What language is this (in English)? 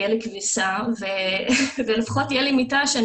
Hebrew